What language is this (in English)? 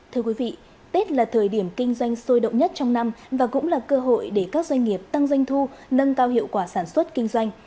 Vietnamese